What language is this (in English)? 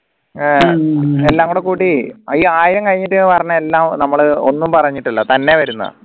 Malayalam